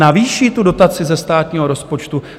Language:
Czech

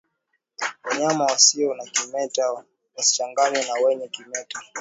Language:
Swahili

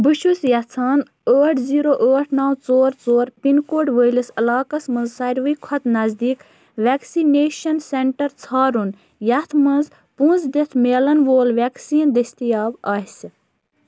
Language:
Kashmiri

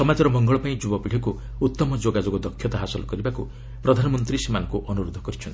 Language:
Odia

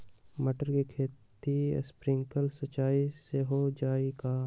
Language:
Magahi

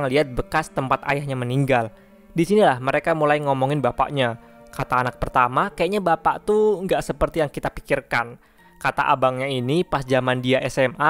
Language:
Indonesian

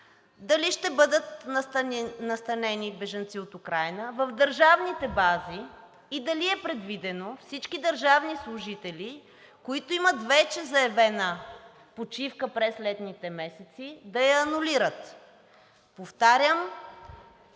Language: Bulgarian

